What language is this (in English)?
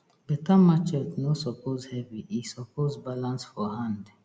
Nigerian Pidgin